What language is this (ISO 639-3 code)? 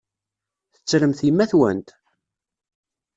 kab